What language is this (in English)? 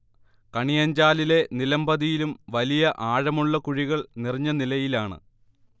Malayalam